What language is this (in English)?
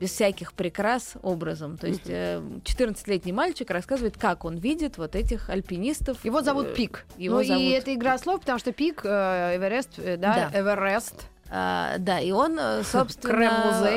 Russian